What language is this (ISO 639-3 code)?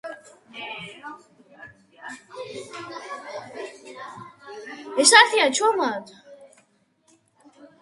kat